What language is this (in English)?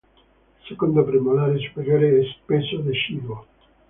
Italian